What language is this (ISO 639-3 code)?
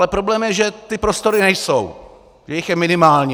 ces